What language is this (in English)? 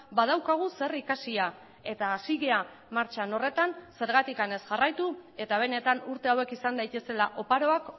Basque